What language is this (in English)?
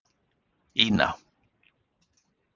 Icelandic